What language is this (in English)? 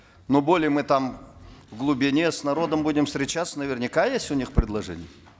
Kazakh